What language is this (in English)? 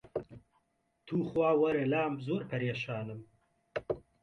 Central Kurdish